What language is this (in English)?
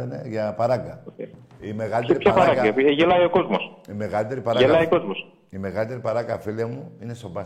Greek